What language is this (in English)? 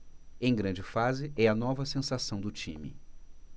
Portuguese